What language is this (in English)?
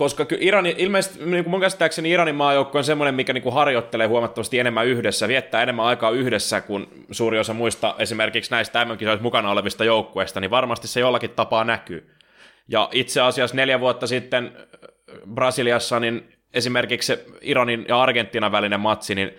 Finnish